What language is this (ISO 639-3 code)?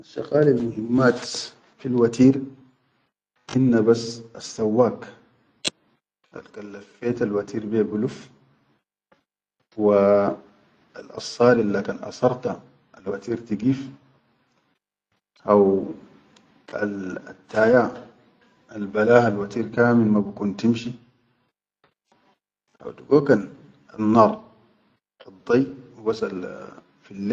shu